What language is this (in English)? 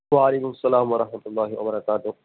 Urdu